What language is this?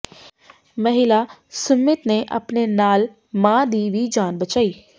Punjabi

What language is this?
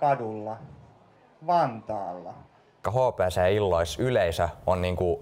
Finnish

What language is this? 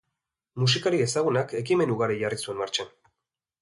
Basque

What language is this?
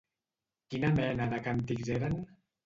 Catalan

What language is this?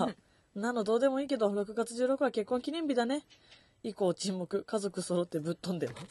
Japanese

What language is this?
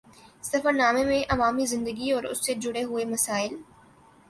Urdu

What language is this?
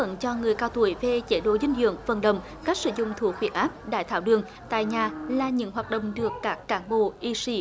Vietnamese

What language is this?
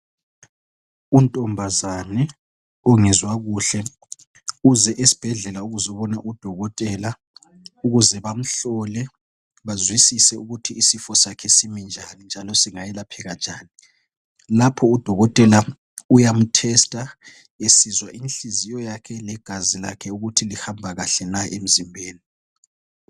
North Ndebele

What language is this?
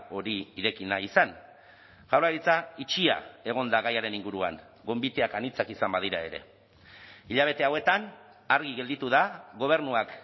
Basque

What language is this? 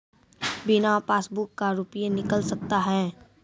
Maithili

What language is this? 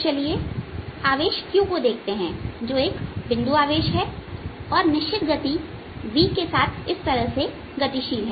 Hindi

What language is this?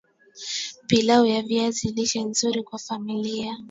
Swahili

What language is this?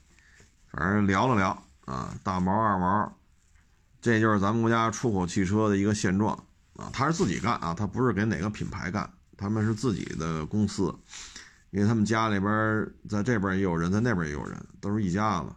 Chinese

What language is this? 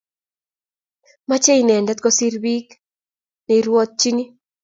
Kalenjin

